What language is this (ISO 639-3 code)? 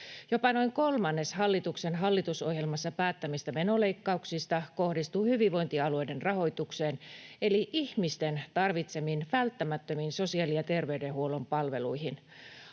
fin